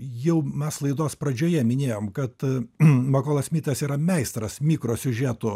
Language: Lithuanian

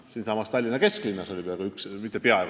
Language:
Estonian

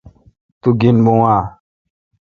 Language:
Kalkoti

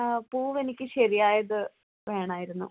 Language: Malayalam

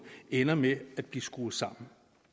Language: Danish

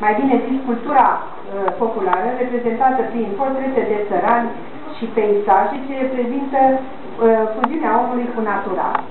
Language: Romanian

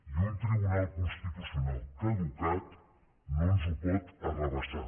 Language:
Catalan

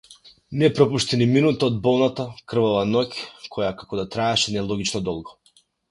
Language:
Macedonian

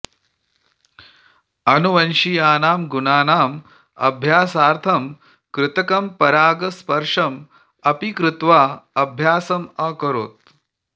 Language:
Sanskrit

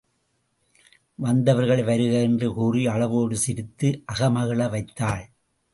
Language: Tamil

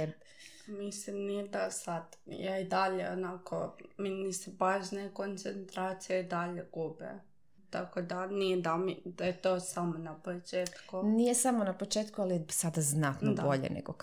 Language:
Croatian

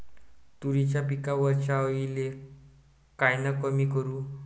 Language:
Marathi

